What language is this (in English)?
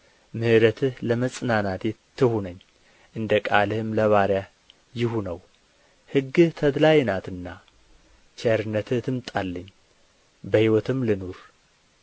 Amharic